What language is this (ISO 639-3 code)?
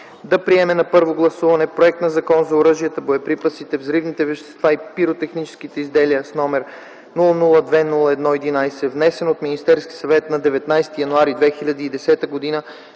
bul